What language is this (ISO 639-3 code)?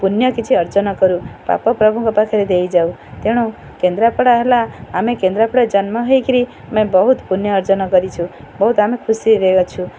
ori